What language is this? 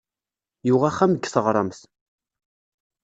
Kabyle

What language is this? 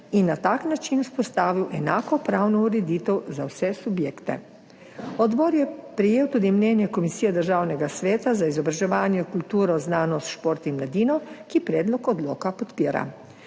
Slovenian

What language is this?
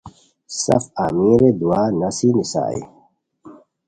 Khowar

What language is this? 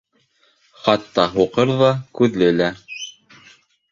Bashkir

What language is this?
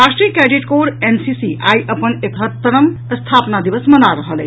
Maithili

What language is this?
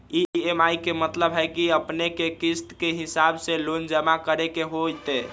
Magahi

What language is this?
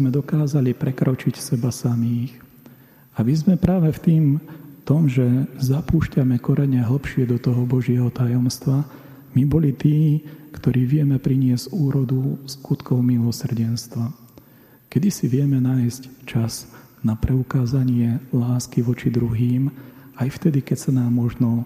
Slovak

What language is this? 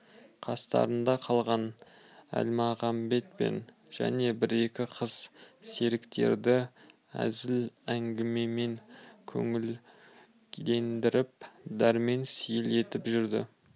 Kazakh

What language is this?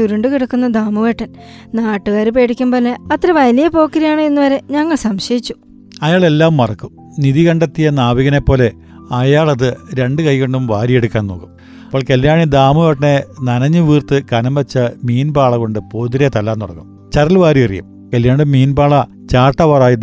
Malayalam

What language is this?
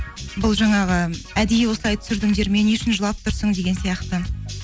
Kazakh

